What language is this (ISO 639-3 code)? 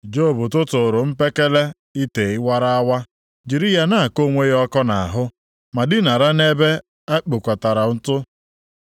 ibo